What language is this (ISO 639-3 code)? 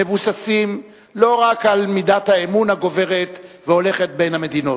heb